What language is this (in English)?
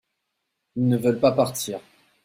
French